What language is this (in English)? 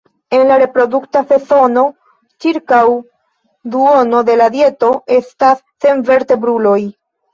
Esperanto